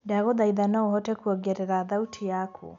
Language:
Kikuyu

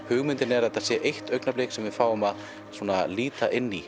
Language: Icelandic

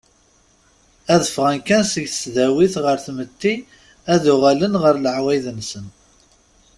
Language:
Kabyle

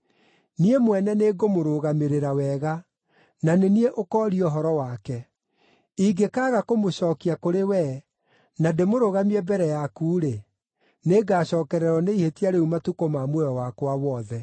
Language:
Kikuyu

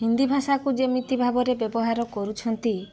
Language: Odia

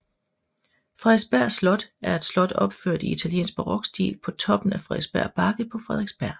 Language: Danish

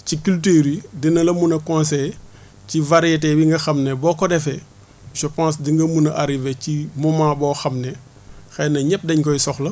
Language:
Wolof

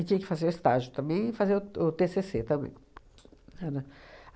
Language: Portuguese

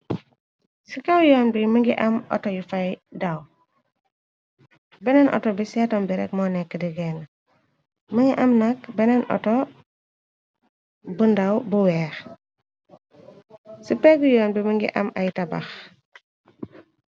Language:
Wolof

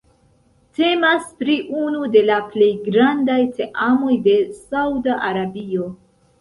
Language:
Esperanto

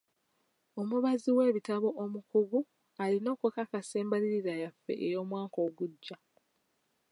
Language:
Ganda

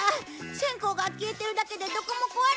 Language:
Japanese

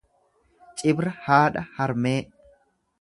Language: Oromo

